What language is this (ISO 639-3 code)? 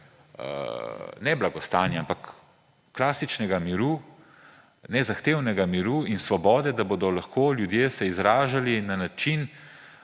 slv